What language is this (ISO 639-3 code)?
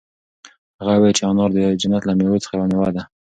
pus